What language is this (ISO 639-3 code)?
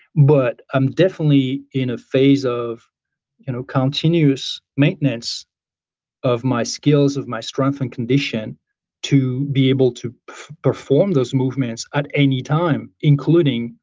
eng